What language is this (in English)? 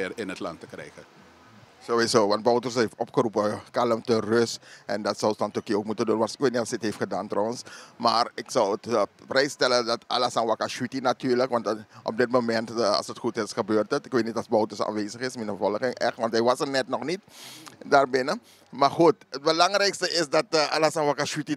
Dutch